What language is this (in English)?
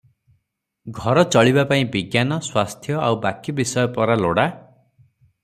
Odia